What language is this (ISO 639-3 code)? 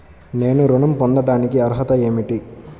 tel